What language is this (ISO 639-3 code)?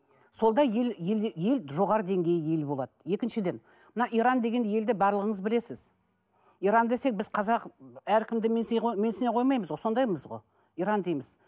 kaz